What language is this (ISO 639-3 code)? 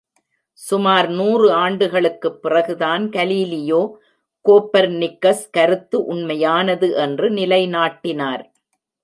tam